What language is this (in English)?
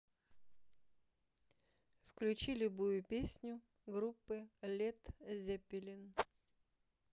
Russian